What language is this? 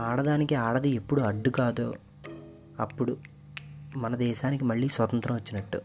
Telugu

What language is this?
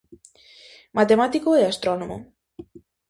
Galician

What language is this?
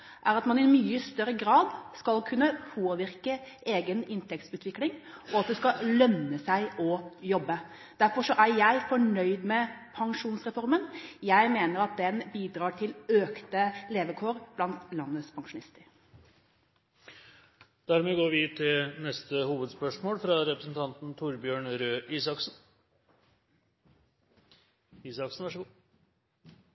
Norwegian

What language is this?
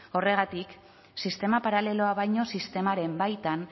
Basque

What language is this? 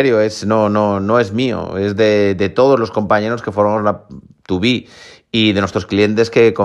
Spanish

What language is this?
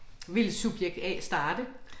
Danish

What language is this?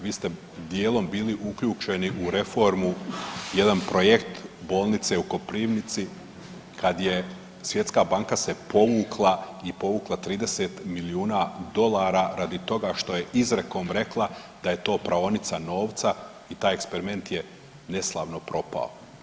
Croatian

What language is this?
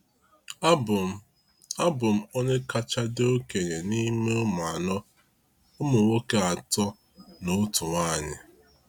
Igbo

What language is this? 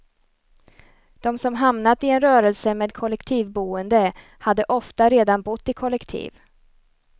Swedish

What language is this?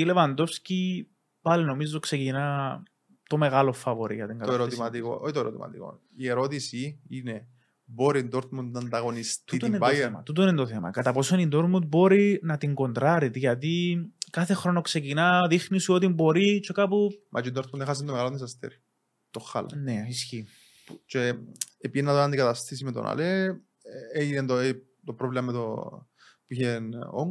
Greek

